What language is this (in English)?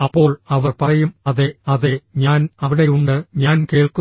Malayalam